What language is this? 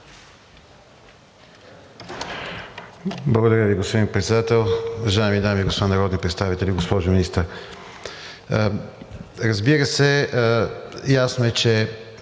Bulgarian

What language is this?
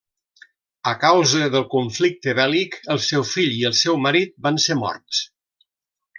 Catalan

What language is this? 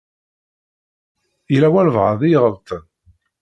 Kabyle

